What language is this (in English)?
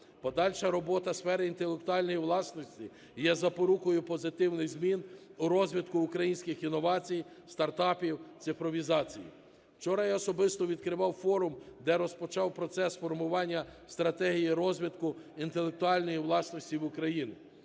Ukrainian